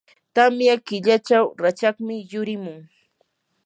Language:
Yanahuanca Pasco Quechua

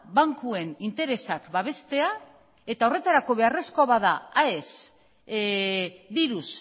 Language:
Basque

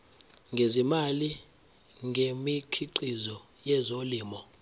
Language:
Zulu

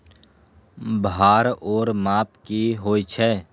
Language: Maithili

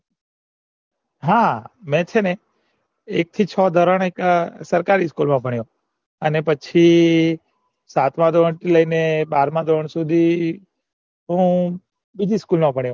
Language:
Gujarati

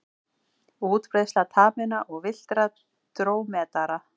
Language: Icelandic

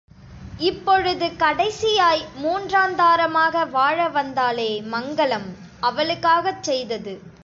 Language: Tamil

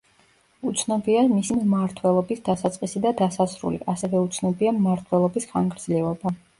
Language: Georgian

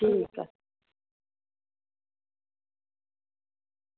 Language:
Dogri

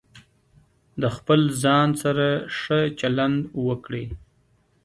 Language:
Pashto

